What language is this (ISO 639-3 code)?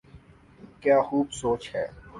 urd